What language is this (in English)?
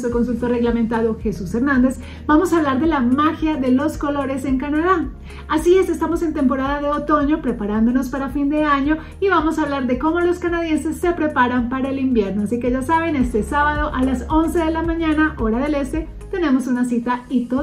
Spanish